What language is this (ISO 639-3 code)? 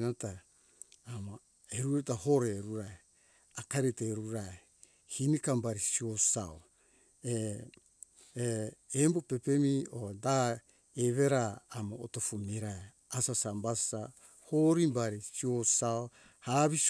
hkk